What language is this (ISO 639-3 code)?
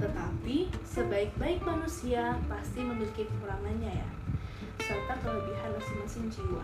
ind